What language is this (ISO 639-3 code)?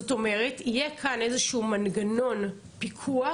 heb